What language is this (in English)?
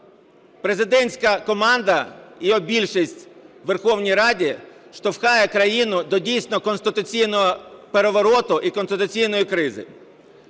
Ukrainian